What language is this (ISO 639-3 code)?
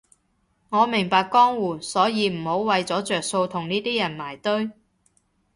yue